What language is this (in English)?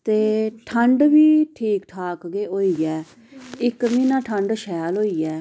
Dogri